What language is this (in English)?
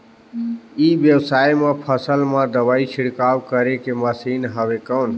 Chhattisgarhi